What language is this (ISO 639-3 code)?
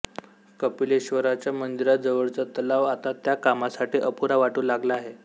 mar